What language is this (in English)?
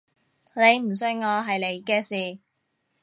Cantonese